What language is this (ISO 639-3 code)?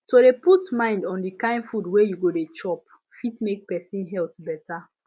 pcm